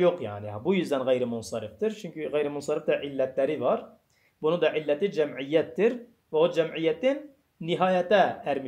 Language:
Turkish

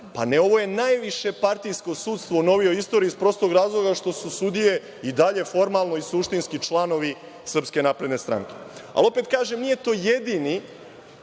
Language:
Serbian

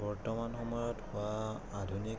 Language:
Assamese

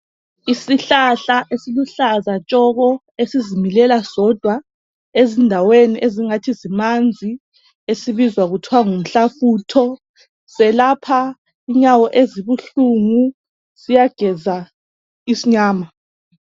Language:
North Ndebele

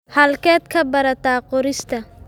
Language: Somali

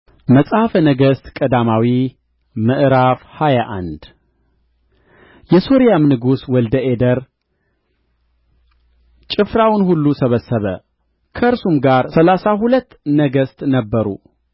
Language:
Amharic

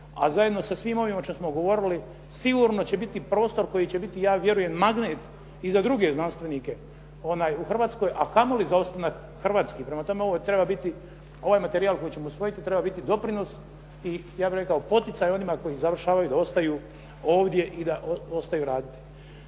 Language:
Croatian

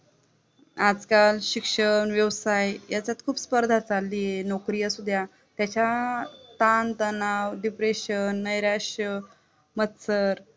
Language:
Marathi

